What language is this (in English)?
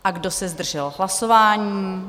Czech